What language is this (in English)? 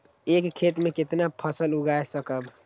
Magahi